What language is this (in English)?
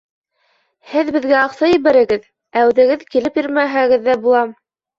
Bashkir